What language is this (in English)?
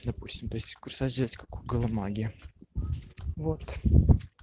Russian